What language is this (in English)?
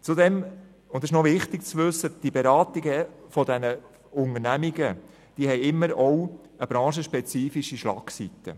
Swiss German